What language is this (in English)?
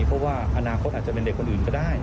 Thai